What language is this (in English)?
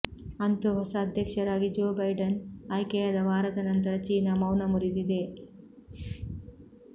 Kannada